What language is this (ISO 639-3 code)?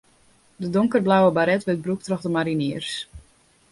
fry